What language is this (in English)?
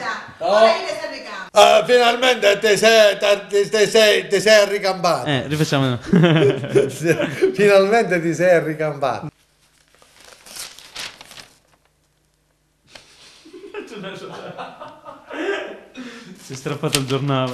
Italian